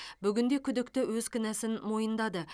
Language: Kazakh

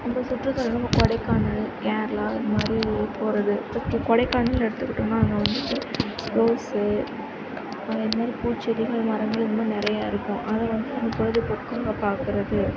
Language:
Tamil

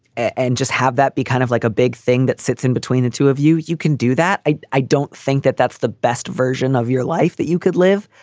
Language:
English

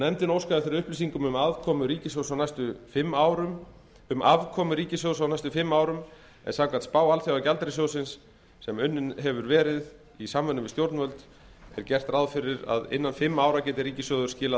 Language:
Icelandic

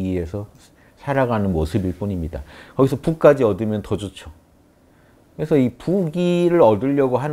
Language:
Korean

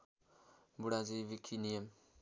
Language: Nepali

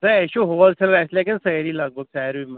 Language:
Kashmiri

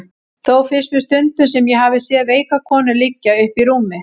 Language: Icelandic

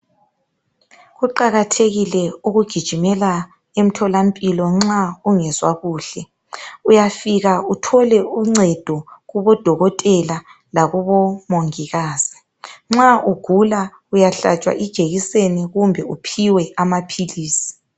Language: North Ndebele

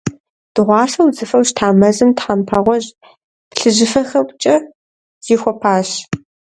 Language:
Kabardian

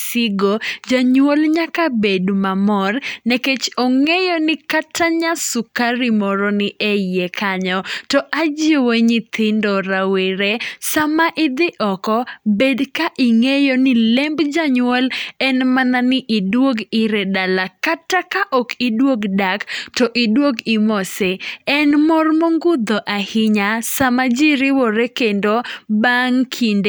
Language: Luo (Kenya and Tanzania)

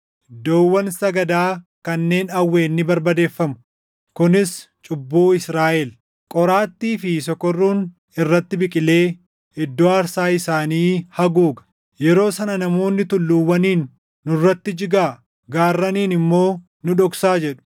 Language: Oromo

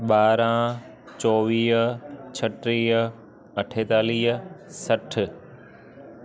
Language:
Sindhi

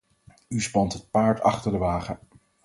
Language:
Dutch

